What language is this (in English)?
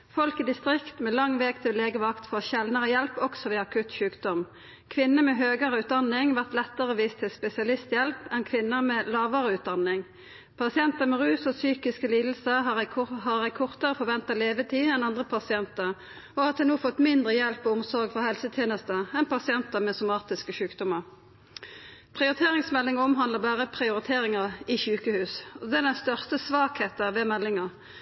Norwegian Nynorsk